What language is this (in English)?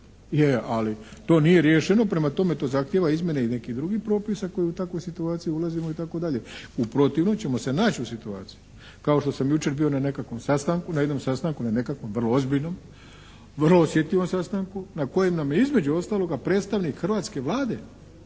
Croatian